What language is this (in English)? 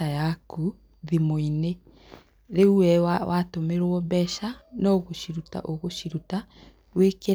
Kikuyu